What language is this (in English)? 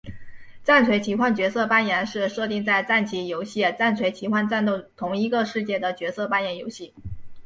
Chinese